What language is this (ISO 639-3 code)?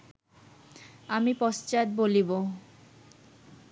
ben